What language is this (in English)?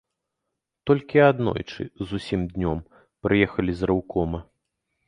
Belarusian